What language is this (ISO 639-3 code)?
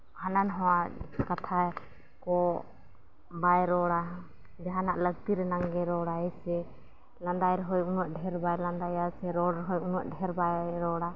sat